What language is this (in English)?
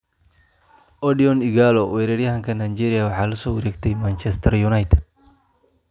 Somali